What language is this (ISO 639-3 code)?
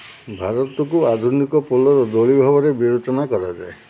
ori